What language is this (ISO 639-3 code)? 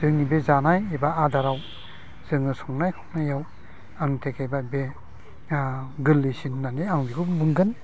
brx